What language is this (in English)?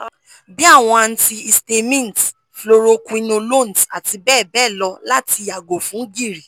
Yoruba